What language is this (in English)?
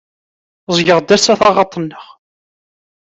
Kabyle